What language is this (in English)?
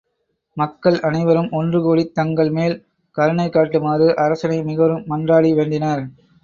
Tamil